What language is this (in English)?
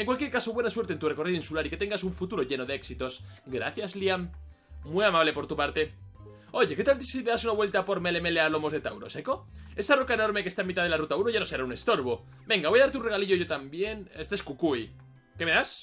Spanish